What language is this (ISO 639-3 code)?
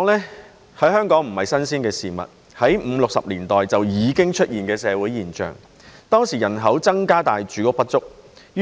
yue